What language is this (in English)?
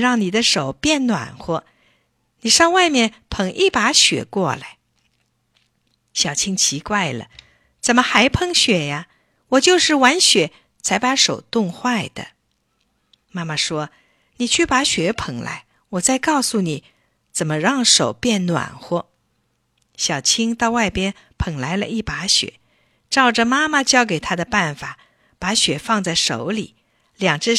Chinese